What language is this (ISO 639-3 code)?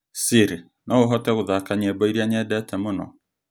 kik